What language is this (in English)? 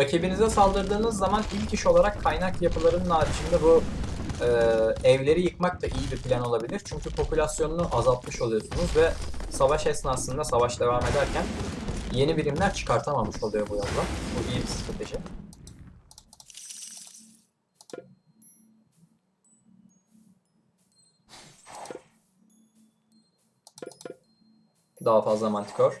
Turkish